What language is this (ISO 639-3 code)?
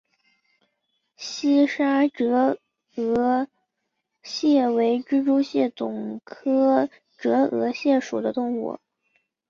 zho